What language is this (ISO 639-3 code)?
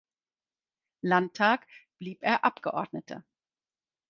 deu